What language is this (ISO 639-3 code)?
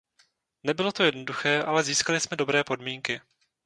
ces